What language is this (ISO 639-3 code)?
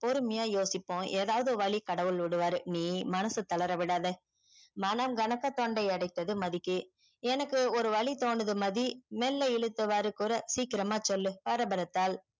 tam